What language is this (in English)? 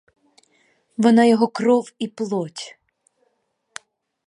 Ukrainian